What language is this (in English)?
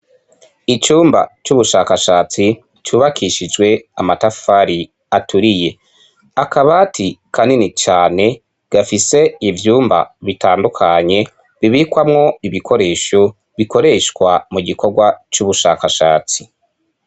Rundi